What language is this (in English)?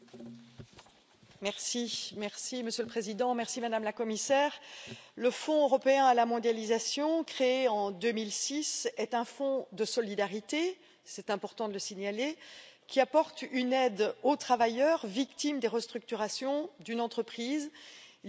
French